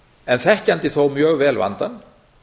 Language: Icelandic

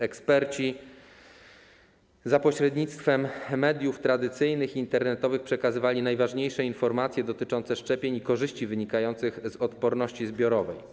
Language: Polish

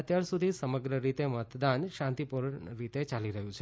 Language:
Gujarati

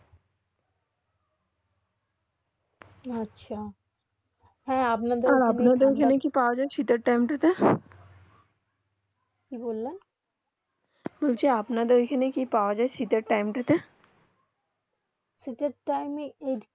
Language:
Bangla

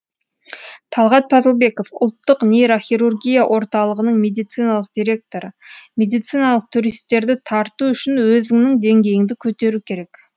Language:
Kazakh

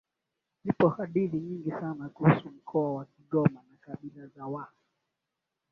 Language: Swahili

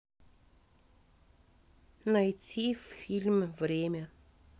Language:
Russian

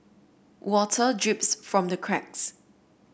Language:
English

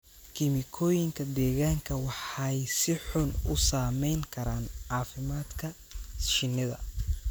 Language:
Somali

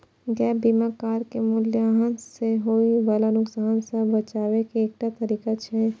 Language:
Maithili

